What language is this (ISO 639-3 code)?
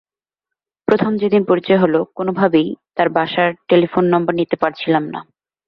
ben